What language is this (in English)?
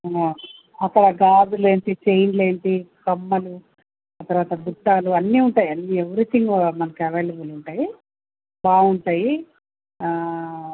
Telugu